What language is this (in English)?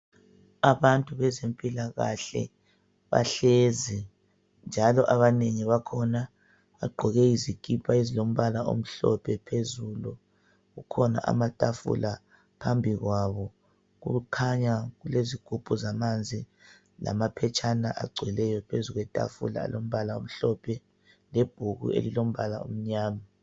North Ndebele